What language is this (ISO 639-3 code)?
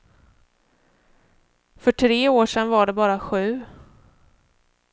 swe